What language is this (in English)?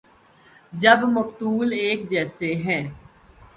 Urdu